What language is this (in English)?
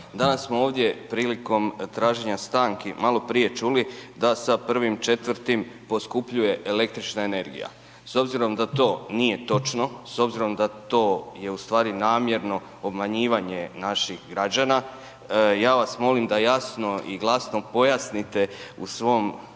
Croatian